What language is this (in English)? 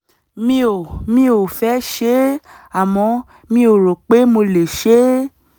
Yoruba